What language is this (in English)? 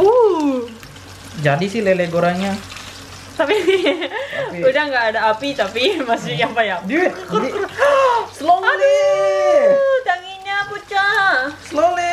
Indonesian